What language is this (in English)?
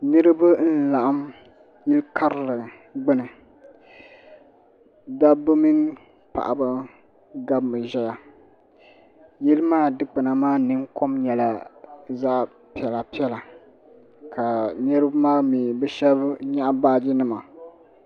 Dagbani